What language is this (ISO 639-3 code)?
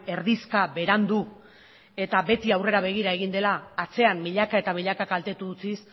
eus